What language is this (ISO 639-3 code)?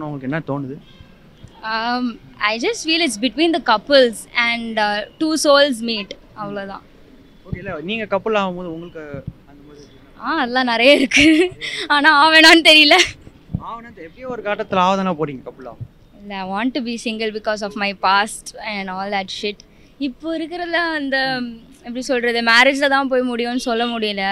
hin